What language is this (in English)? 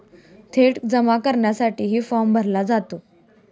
Marathi